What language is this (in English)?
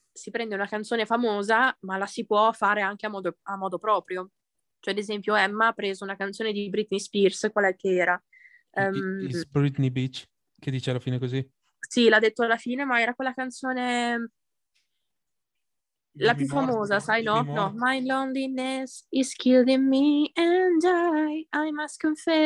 Italian